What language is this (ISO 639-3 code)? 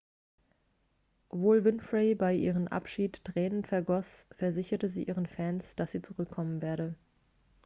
deu